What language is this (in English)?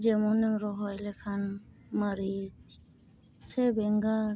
Santali